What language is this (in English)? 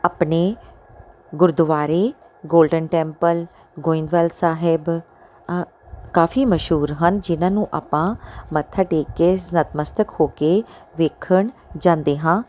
Punjabi